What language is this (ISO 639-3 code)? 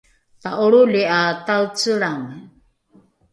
dru